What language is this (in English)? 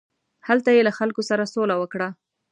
Pashto